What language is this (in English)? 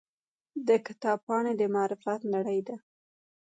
Pashto